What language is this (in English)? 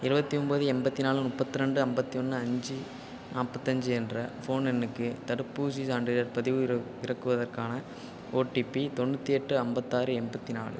Tamil